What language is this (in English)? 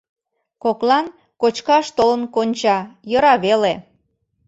Mari